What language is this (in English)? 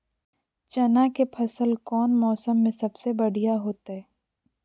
Magahi